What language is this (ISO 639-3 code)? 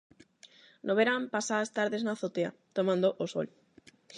glg